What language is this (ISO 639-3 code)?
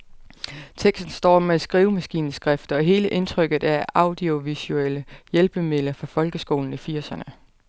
dan